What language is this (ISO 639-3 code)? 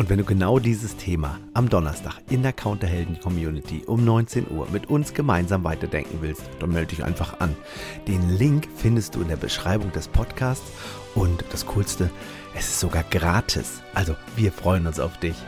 deu